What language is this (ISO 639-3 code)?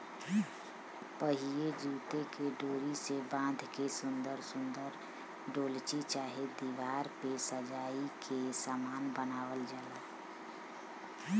bho